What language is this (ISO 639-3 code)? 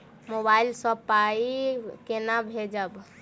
mai